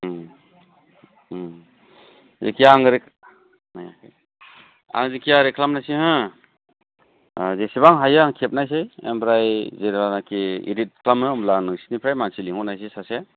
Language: Bodo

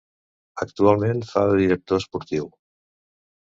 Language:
Catalan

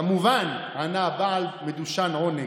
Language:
Hebrew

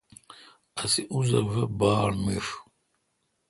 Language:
Kalkoti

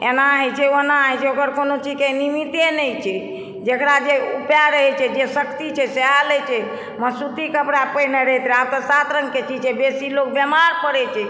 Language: Maithili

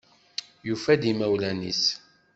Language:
Kabyle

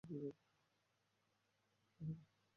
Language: Bangla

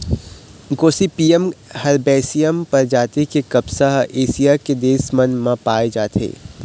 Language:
Chhattisgarhi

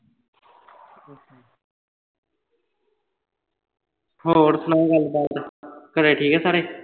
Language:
Punjabi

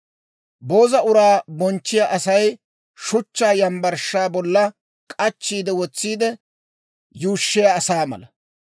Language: Dawro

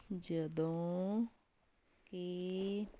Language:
Punjabi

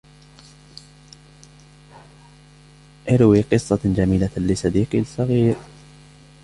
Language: Arabic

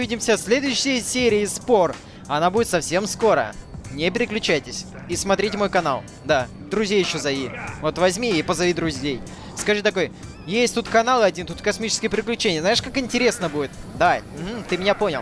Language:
Russian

